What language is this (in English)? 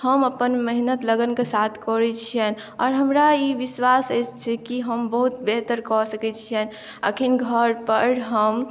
Maithili